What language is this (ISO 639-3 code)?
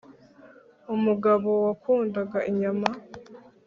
kin